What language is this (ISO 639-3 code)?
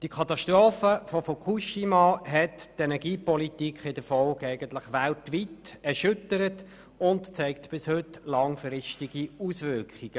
gsw